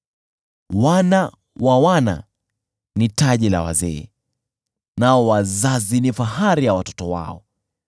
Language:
Swahili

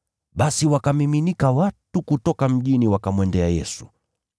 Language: Swahili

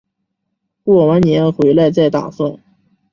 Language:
Chinese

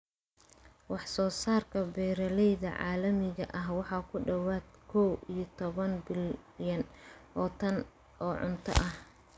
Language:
Somali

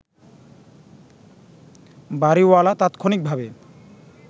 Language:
Bangla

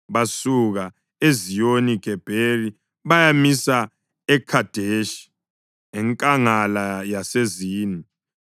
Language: North Ndebele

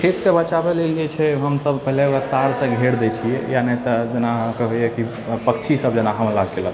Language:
Maithili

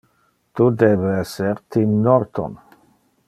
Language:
Interlingua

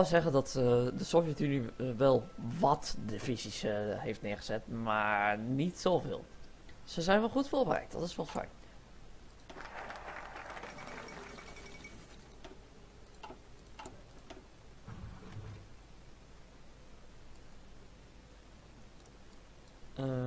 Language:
Dutch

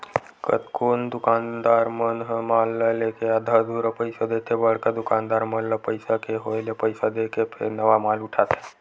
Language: Chhattisgarhi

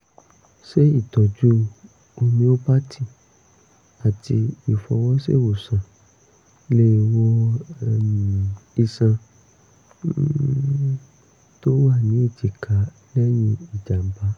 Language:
Yoruba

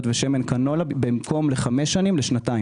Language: Hebrew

